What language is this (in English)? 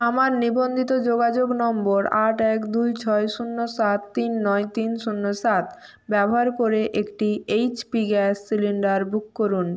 Bangla